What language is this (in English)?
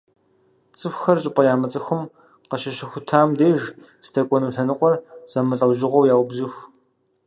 Kabardian